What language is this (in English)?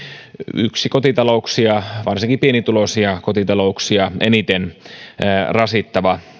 Finnish